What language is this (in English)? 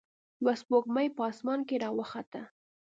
Pashto